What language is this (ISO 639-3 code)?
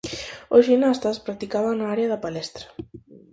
glg